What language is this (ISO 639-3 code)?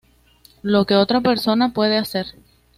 spa